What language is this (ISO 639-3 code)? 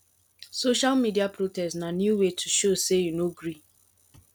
pcm